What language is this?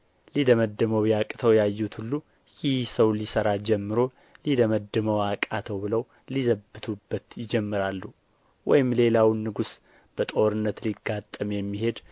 Amharic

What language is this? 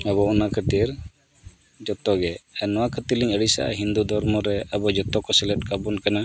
Santali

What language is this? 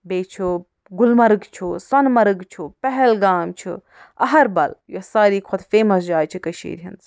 Kashmiri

